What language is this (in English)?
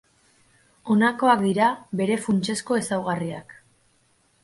Basque